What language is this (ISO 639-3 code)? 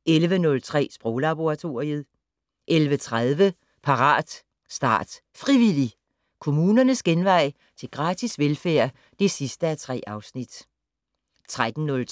dan